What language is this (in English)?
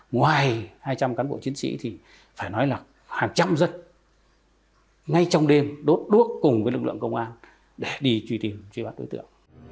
Vietnamese